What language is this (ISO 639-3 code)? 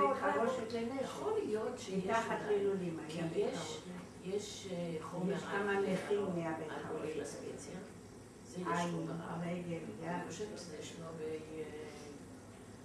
heb